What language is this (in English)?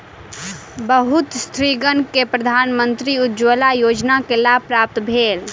Maithili